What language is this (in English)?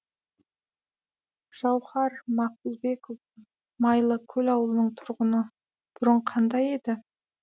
Kazakh